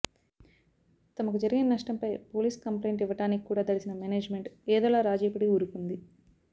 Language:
Telugu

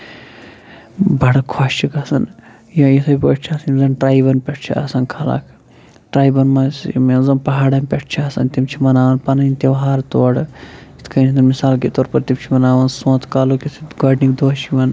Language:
Kashmiri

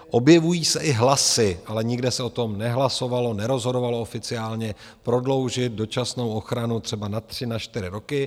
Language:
Czech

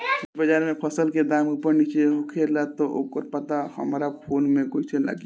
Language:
Bhojpuri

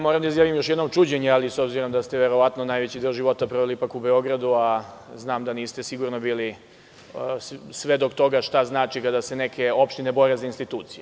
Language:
Serbian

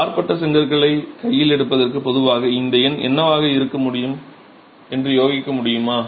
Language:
Tamil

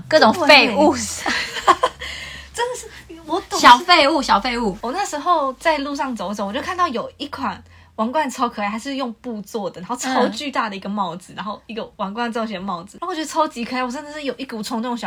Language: Chinese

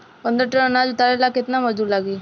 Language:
Bhojpuri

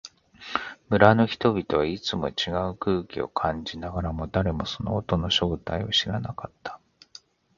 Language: Japanese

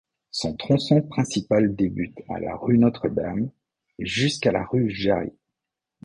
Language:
French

